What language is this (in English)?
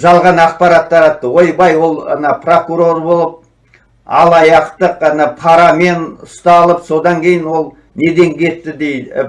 Turkish